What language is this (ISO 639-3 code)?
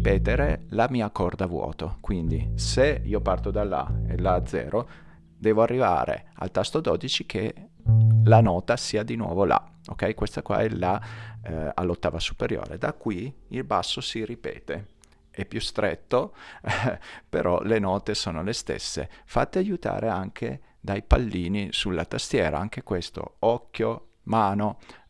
ita